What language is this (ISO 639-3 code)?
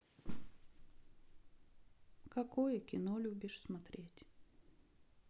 rus